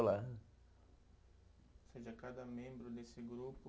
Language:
Portuguese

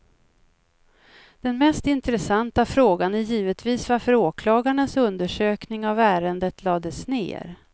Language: Swedish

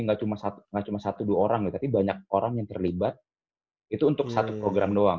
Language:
Indonesian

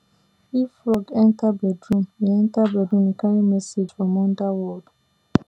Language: Nigerian Pidgin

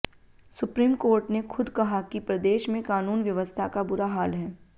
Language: Hindi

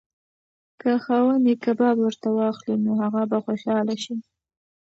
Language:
Pashto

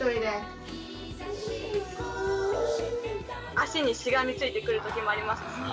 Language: Japanese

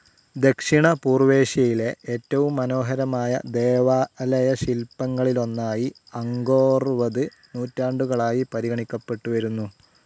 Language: Malayalam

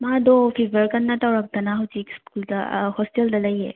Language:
Manipuri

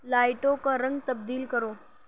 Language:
Urdu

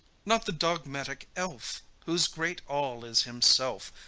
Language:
English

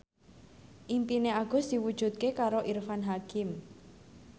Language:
Javanese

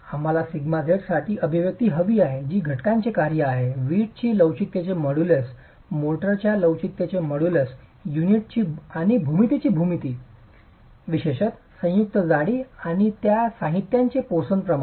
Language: Marathi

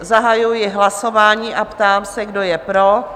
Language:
Czech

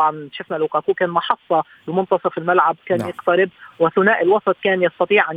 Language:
Arabic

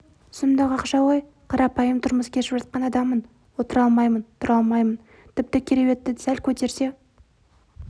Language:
Kazakh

